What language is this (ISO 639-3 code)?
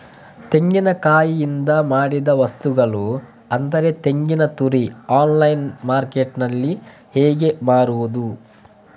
kan